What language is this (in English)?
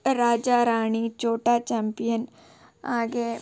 Kannada